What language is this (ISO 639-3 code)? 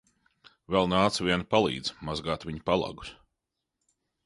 lav